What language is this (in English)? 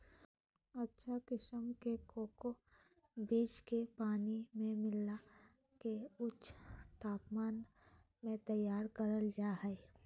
Magahi